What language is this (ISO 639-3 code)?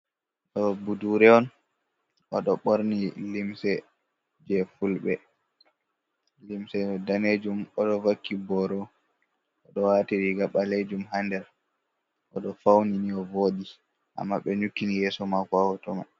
ful